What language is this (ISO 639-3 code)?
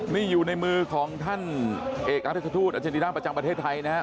tha